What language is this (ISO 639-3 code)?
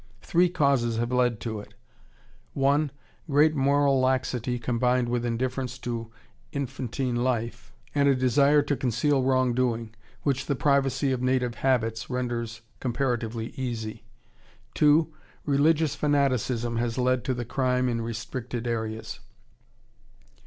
eng